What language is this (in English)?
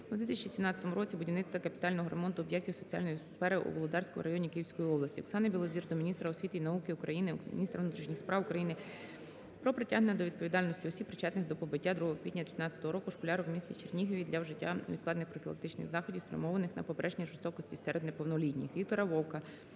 Ukrainian